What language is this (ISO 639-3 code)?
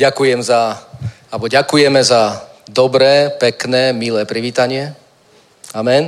ces